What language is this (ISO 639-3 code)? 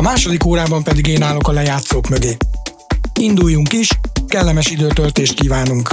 hun